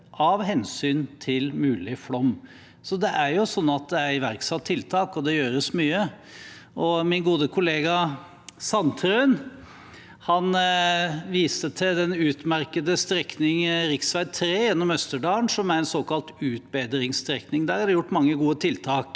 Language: Norwegian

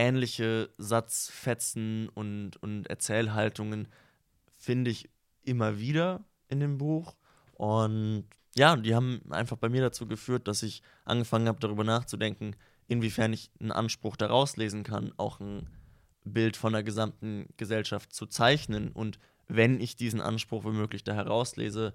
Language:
German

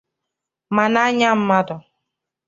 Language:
Igbo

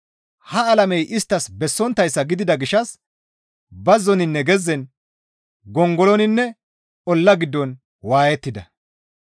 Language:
Gamo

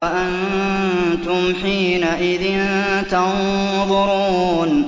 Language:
Arabic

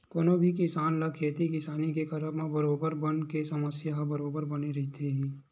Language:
Chhattisgarhi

